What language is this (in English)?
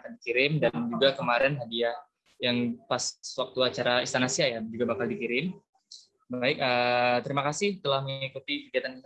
Indonesian